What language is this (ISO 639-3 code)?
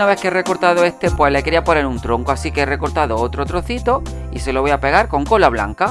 spa